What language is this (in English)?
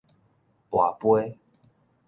Min Nan Chinese